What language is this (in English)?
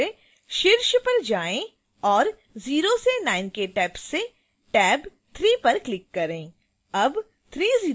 Hindi